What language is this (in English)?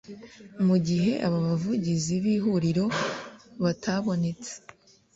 Kinyarwanda